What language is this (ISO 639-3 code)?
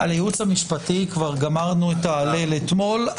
heb